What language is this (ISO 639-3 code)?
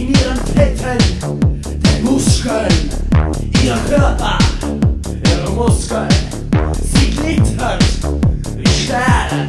fin